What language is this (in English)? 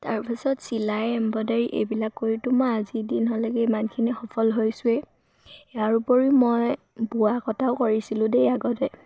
Assamese